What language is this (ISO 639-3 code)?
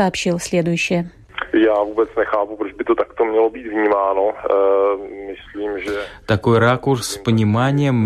rus